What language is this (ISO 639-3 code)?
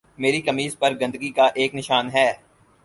urd